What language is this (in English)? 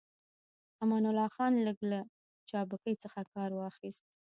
Pashto